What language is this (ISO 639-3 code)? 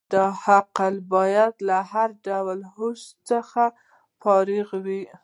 pus